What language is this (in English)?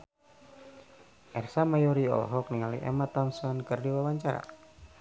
Sundanese